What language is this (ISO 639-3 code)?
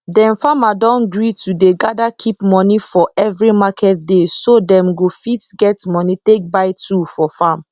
pcm